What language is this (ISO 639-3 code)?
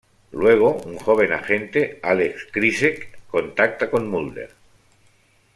spa